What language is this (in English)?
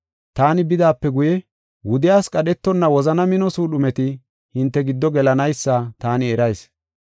Gofa